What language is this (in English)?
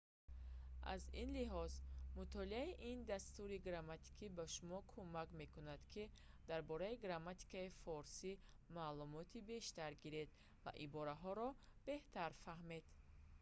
Tajik